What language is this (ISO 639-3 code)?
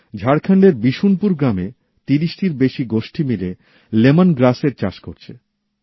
ben